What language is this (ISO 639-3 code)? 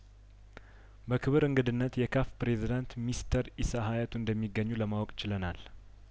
amh